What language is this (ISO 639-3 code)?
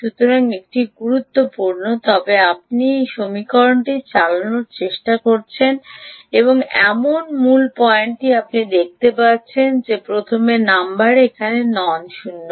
ben